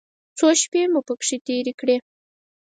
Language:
Pashto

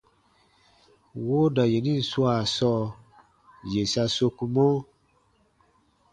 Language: Baatonum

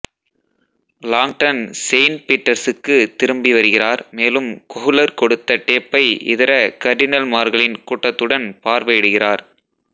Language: Tamil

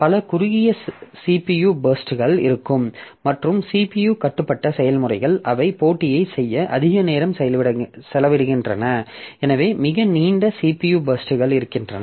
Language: Tamil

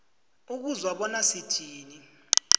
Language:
South Ndebele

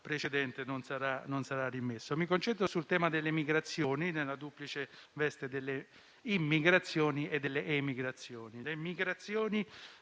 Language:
Italian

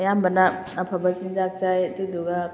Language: Manipuri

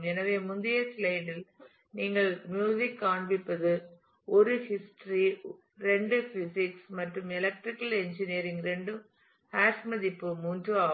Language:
Tamil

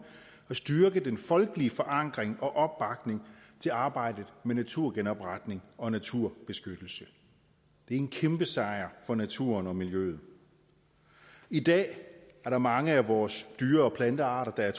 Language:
Danish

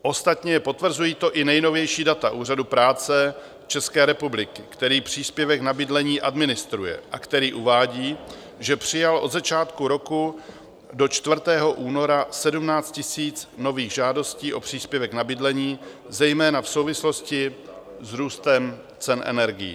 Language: Czech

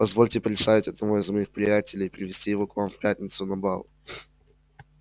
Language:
Russian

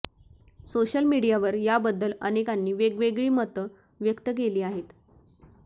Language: Marathi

